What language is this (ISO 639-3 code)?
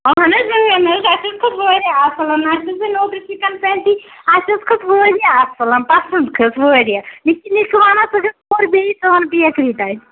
kas